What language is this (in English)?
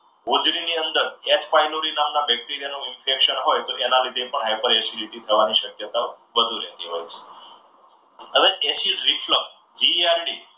Gujarati